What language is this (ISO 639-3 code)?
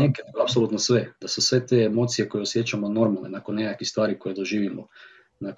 hrv